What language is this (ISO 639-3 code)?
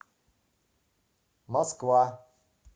rus